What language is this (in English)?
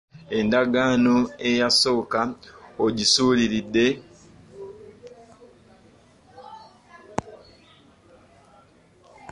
Ganda